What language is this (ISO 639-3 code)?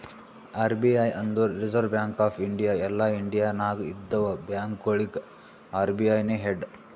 kan